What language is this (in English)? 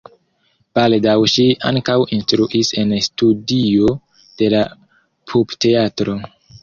Esperanto